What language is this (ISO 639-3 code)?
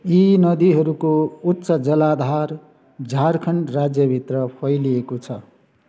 nep